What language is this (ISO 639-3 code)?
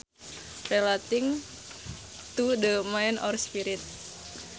sun